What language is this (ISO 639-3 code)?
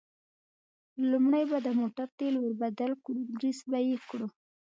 pus